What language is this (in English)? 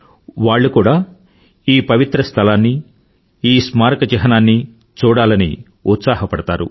Telugu